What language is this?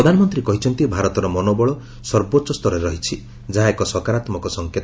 Odia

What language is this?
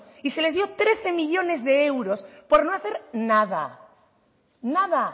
Spanish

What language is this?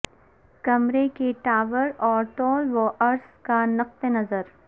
Urdu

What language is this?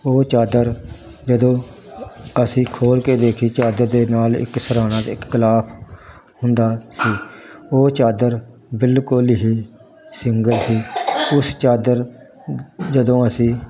Punjabi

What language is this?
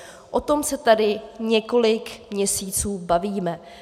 Czech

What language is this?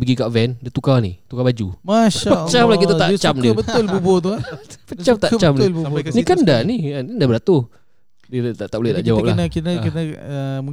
Malay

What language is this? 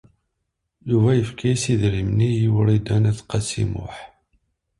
Kabyle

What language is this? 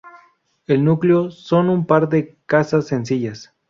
Spanish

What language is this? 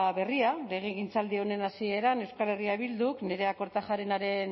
Basque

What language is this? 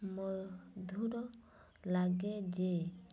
Odia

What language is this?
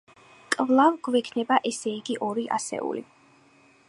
Georgian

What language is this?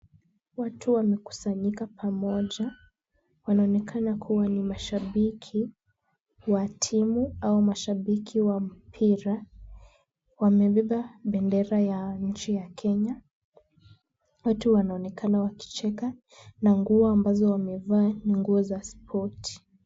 Swahili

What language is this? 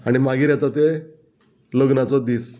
Konkani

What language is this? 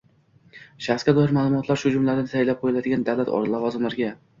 Uzbek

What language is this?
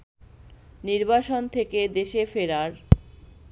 Bangla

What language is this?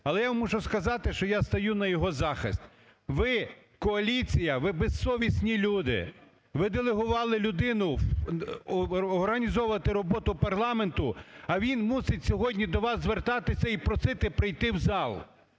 Ukrainian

